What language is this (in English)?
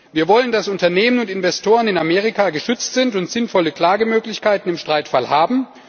German